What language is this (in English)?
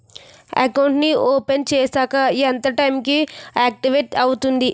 Telugu